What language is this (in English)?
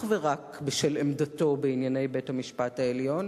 Hebrew